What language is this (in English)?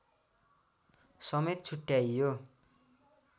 Nepali